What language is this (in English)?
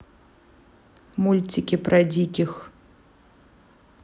Russian